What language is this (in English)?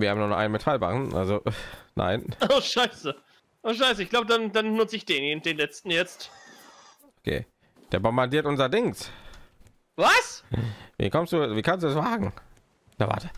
German